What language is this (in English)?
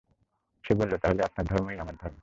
Bangla